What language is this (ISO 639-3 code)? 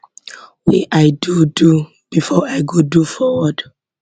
pcm